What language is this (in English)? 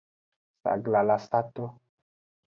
Aja (Benin)